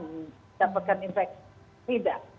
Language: Indonesian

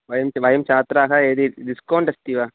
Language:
Sanskrit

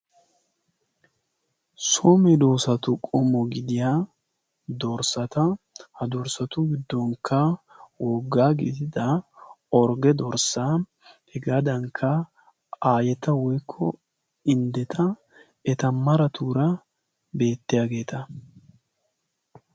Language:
Wolaytta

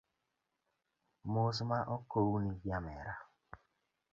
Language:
Luo (Kenya and Tanzania)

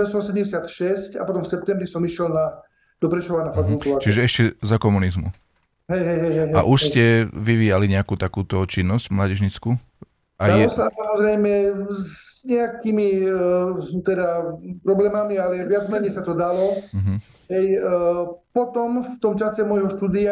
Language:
Slovak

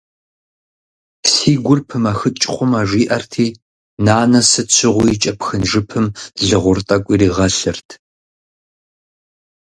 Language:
Kabardian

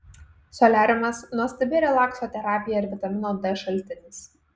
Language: Lithuanian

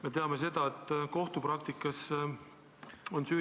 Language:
Estonian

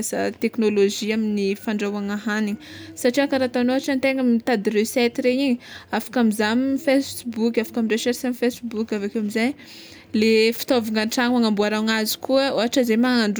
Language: Tsimihety Malagasy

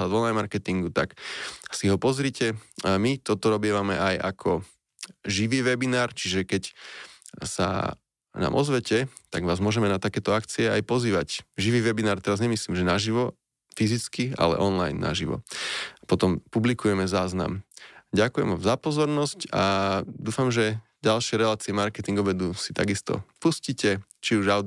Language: Slovak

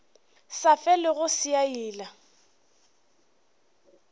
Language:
Northern Sotho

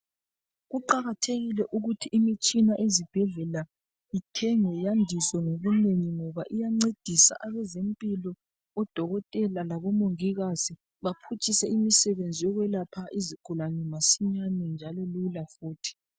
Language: North Ndebele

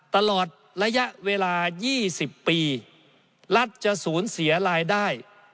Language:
Thai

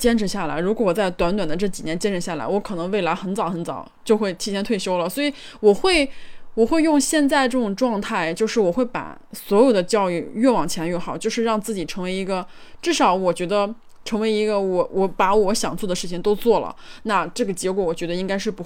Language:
Chinese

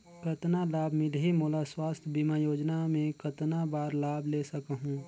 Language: Chhattisgarhi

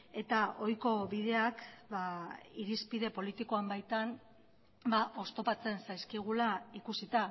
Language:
Basque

